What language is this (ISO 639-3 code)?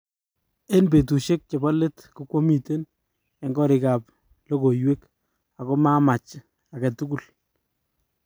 kln